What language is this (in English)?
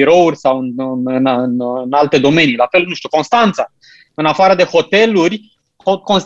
Romanian